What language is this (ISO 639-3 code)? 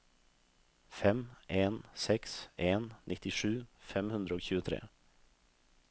nor